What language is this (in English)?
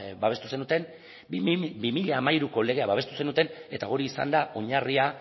Basque